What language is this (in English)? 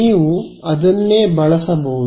Kannada